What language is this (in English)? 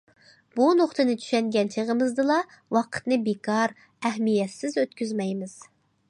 Uyghur